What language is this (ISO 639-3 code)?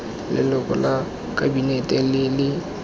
tsn